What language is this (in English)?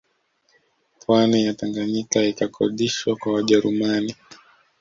Swahili